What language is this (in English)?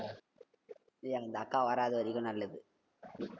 Tamil